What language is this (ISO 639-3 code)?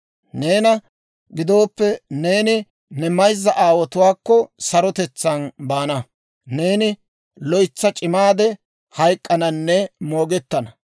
dwr